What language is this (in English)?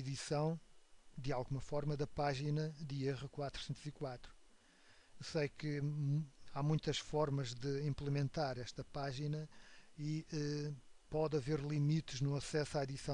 Portuguese